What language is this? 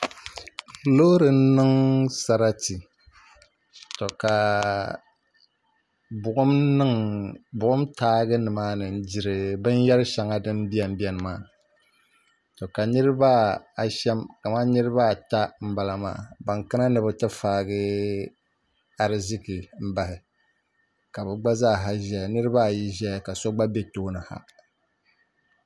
Dagbani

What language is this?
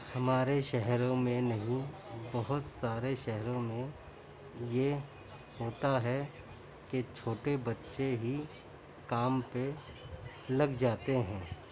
Urdu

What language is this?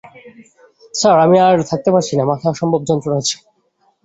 Bangla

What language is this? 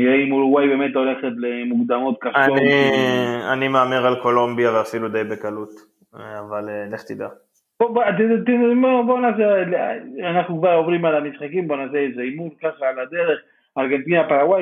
Hebrew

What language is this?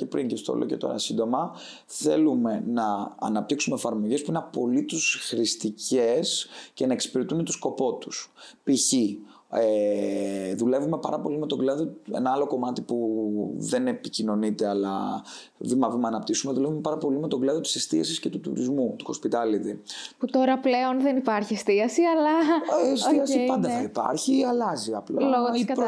Greek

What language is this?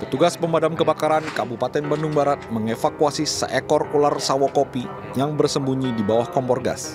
Indonesian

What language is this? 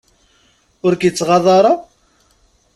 Kabyle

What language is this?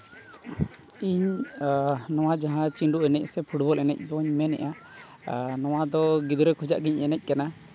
Santali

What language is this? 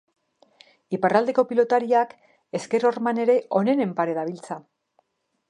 Basque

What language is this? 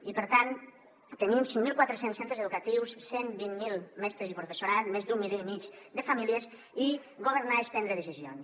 Catalan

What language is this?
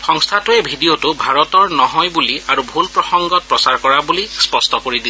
Assamese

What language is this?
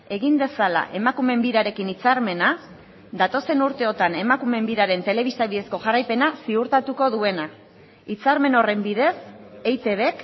Basque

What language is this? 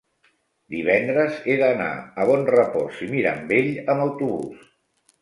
Catalan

